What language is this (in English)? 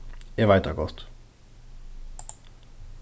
Faroese